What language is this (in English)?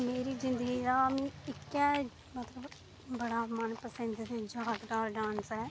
Dogri